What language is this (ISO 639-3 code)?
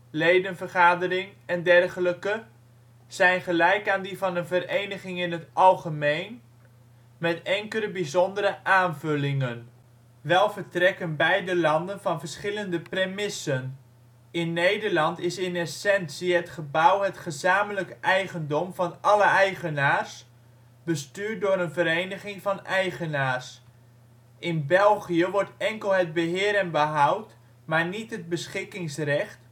nld